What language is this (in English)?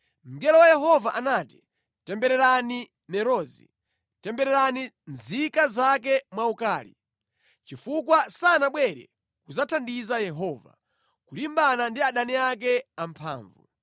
Nyanja